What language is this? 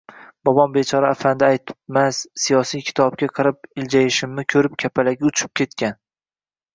Uzbek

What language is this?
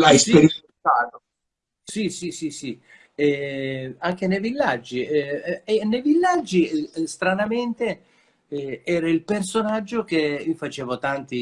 Italian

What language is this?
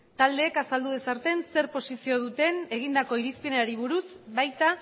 Basque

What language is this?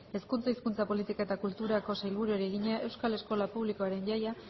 Basque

